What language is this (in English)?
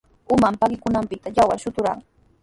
Sihuas Ancash Quechua